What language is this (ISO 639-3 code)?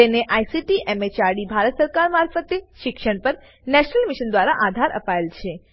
guj